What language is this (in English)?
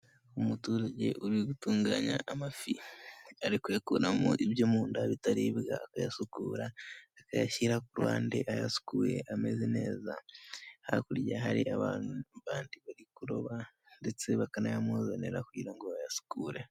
Kinyarwanda